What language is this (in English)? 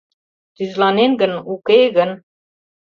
Mari